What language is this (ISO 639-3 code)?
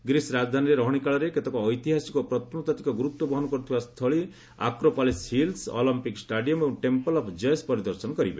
ori